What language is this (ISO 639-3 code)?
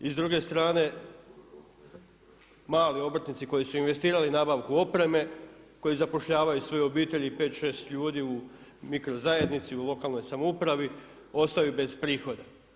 hrv